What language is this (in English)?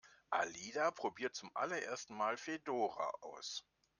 German